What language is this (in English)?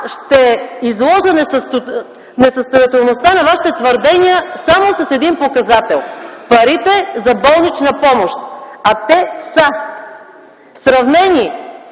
Bulgarian